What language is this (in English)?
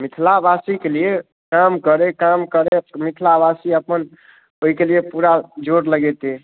Maithili